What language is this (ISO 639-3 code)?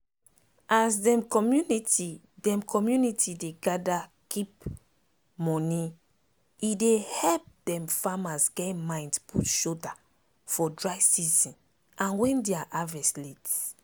pcm